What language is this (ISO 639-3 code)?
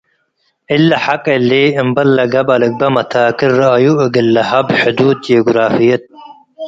tig